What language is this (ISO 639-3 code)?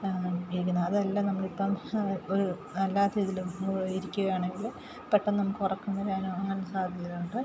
mal